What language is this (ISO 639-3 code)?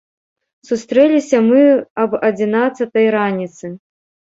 bel